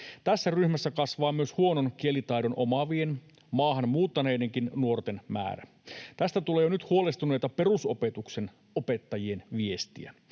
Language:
Finnish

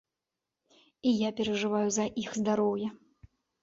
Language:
Belarusian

